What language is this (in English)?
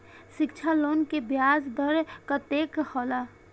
Maithili